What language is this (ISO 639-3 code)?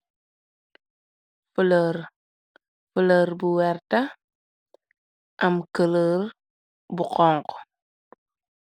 wol